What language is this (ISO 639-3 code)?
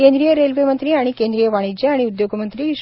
mar